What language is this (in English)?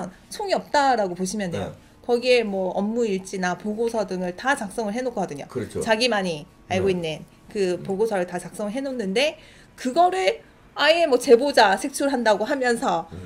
Korean